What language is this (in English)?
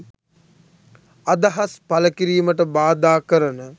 Sinhala